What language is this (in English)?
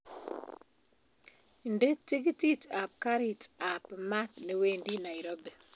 Kalenjin